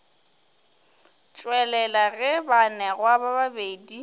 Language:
Northern Sotho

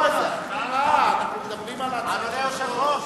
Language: Hebrew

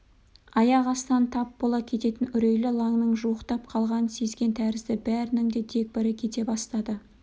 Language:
Kazakh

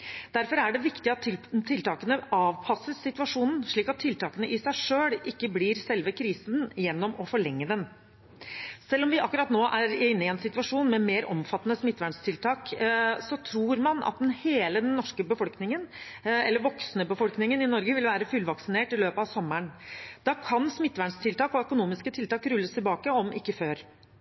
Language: Norwegian Bokmål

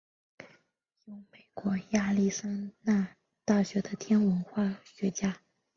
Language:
Chinese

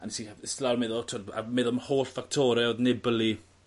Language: Welsh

